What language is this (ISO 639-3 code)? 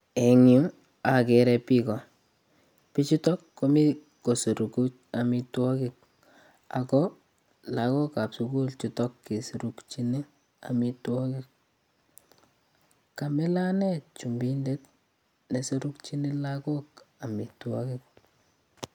kln